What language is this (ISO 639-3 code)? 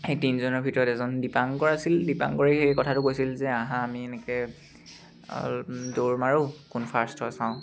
asm